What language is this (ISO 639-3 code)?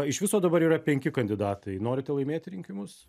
lit